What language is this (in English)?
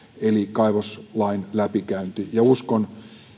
Finnish